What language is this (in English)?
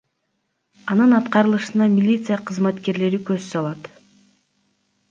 Kyrgyz